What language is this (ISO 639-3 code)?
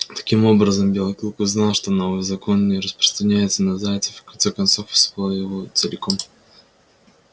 rus